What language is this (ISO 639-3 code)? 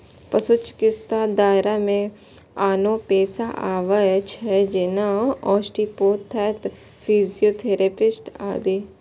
mai